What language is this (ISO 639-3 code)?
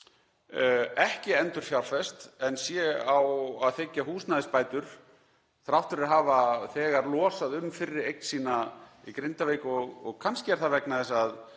isl